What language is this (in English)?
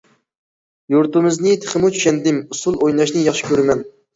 Uyghur